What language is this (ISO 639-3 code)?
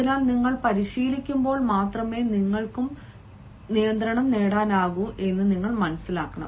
mal